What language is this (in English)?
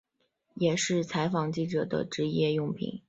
Chinese